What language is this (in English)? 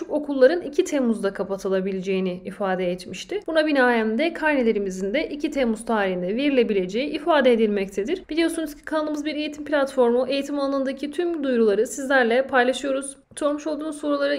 Turkish